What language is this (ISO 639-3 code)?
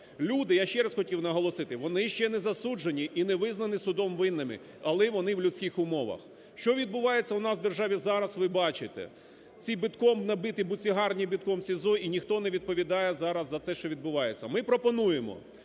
ukr